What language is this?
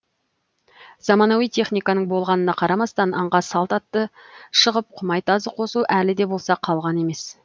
Kazakh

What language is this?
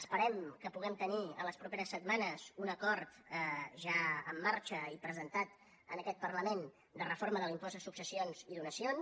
Catalan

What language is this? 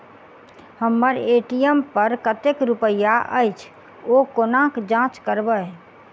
Maithili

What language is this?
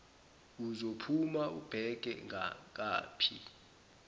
Zulu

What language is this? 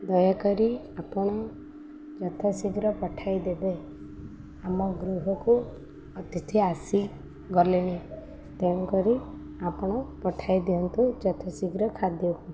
Odia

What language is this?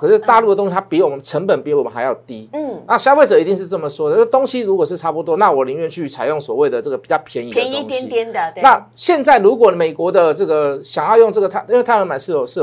Chinese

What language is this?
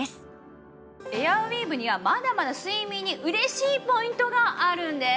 Japanese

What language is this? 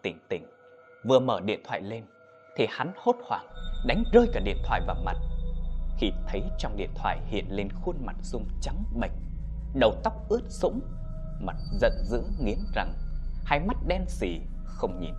Vietnamese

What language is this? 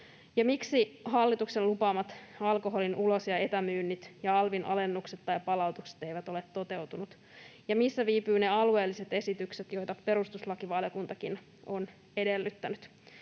Finnish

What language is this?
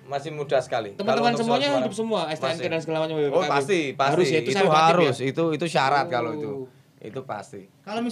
Indonesian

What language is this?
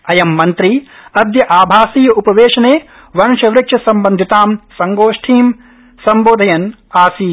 Sanskrit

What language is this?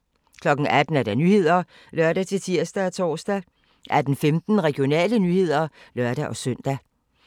Danish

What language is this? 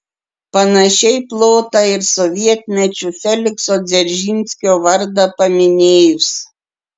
Lithuanian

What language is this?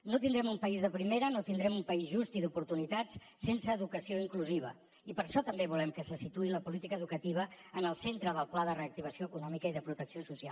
Catalan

